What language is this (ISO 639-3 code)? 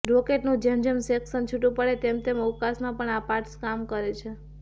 guj